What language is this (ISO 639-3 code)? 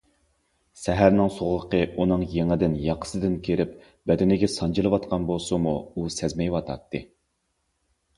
uig